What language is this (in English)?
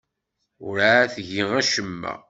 Kabyle